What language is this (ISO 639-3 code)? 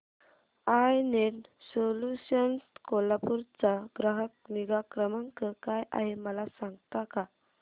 mar